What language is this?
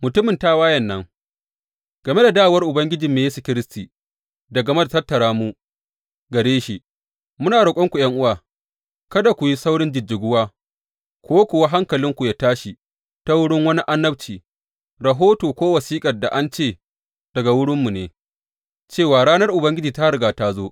Hausa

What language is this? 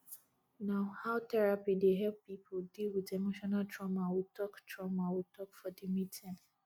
Nigerian Pidgin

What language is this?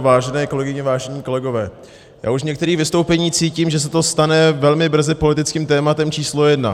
Czech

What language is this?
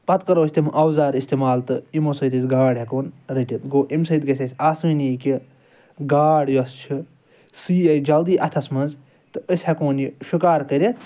Kashmiri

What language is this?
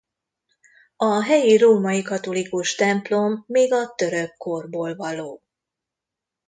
Hungarian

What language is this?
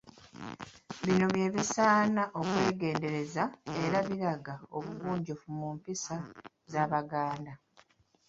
Ganda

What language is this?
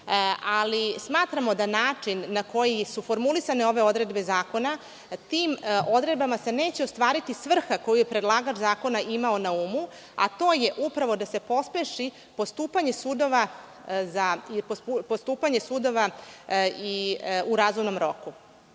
Serbian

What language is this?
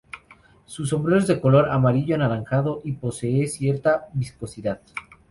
Spanish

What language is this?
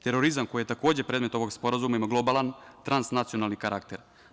Serbian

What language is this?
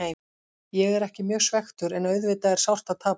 Icelandic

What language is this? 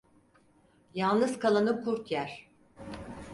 Turkish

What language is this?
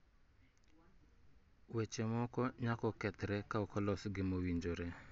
Luo (Kenya and Tanzania)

